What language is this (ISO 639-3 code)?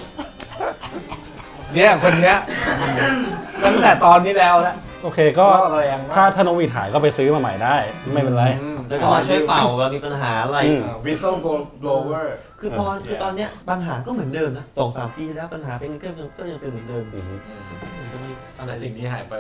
tha